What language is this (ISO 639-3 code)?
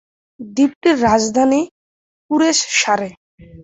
ben